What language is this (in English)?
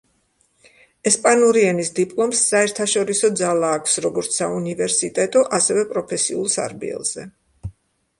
Georgian